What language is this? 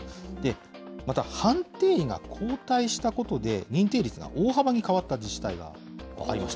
Japanese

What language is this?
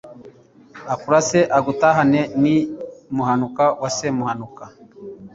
Kinyarwanda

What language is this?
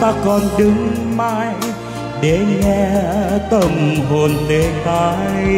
Vietnamese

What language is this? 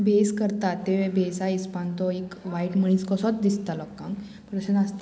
Konkani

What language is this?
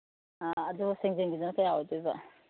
Manipuri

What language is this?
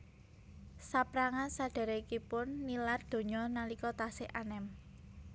Javanese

